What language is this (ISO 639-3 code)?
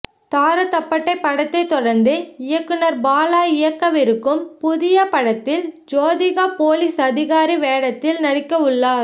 tam